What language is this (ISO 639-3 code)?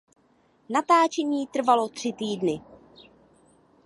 ces